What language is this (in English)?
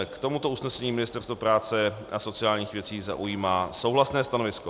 Czech